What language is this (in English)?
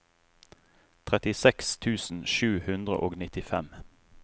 Norwegian